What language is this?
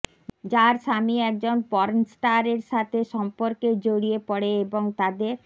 Bangla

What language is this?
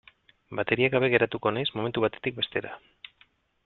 Basque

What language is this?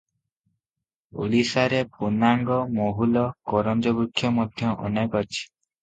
Odia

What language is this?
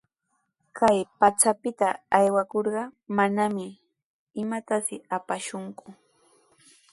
Sihuas Ancash Quechua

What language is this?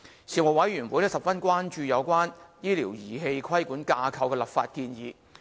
Cantonese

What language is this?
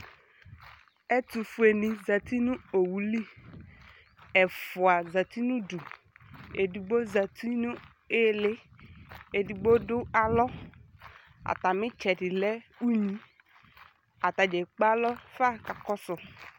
Ikposo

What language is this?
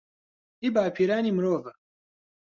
Central Kurdish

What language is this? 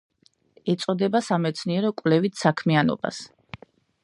Georgian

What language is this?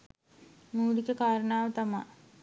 Sinhala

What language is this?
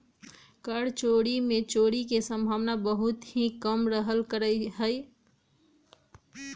Magahi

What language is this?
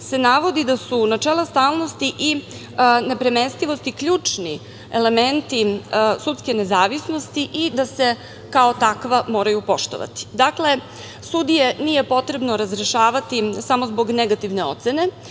Serbian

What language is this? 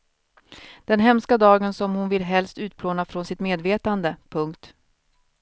Swedish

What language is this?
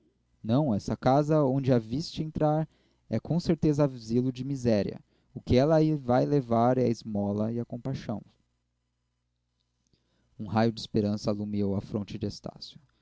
Portuguese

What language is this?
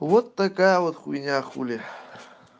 Russian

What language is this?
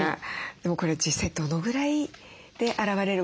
Japanese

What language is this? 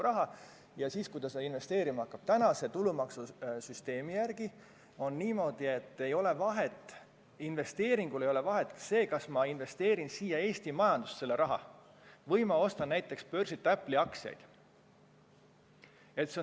Estonian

